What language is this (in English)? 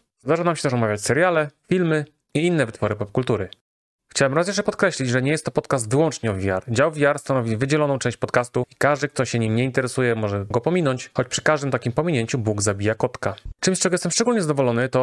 Polish